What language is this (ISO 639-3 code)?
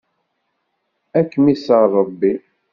kab